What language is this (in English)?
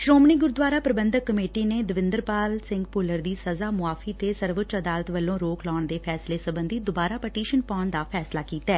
Punjabi